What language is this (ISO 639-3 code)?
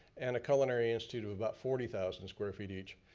eng